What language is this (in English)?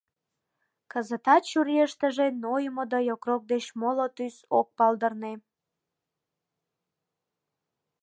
Mari